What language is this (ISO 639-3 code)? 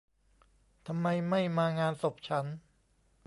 tha